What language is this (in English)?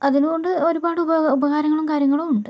Malayalam